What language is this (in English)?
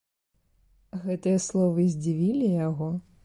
Belarusian